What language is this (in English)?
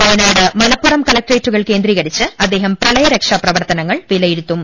Malayalam